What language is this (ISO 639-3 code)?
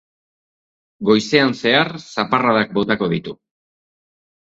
eus